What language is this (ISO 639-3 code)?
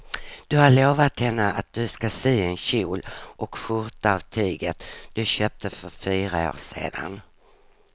swe